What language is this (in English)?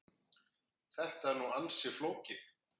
Icelandic